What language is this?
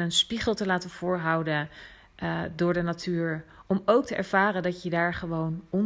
Dutch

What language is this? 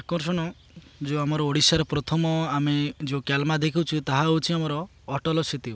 Odia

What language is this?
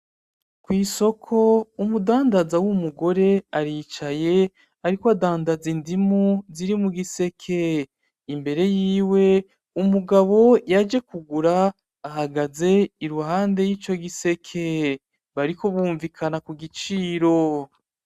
Rundi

